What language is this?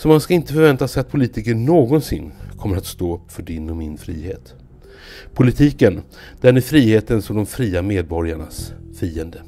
Swedish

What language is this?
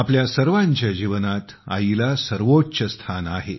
Marathi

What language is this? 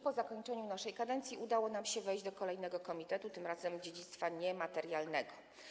Polish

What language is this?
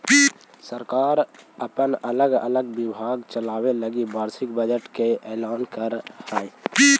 Magahi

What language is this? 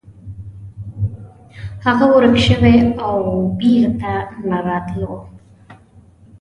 Pashto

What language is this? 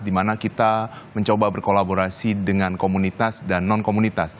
Indonesian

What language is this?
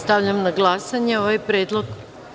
Serbian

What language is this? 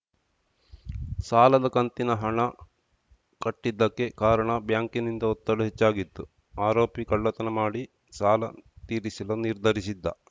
Kannada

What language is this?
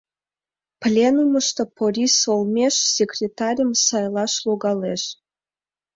Mari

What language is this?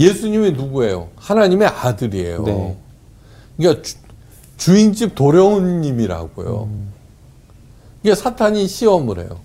Korean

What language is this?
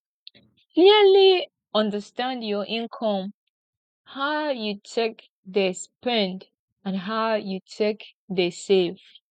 Nigerian Pidgin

